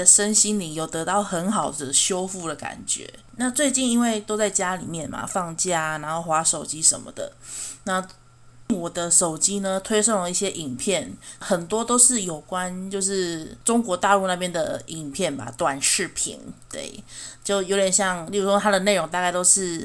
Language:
Chinese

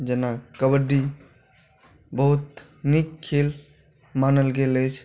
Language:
Maithili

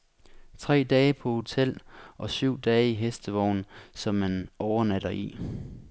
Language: Danish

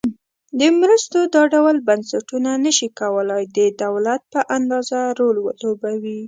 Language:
Pashto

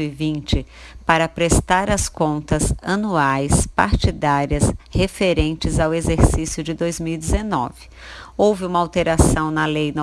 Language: Portuguese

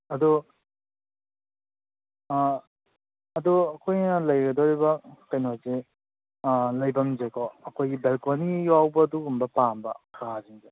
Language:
Manipuri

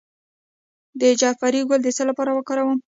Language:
Pashto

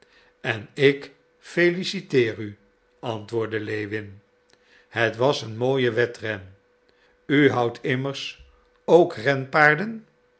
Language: Dutch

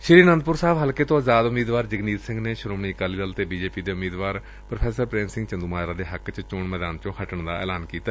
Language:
Punjabi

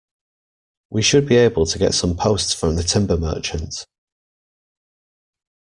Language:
English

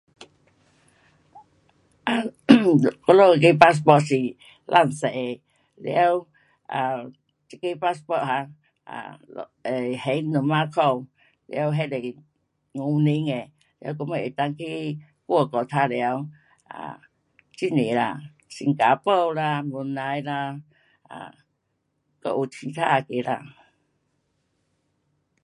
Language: Pu-Xian Chinese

